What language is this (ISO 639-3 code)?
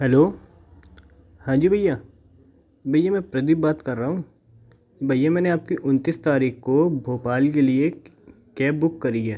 hin